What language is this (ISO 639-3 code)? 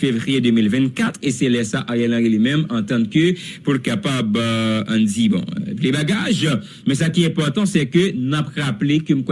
fra